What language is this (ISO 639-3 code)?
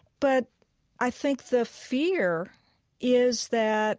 eng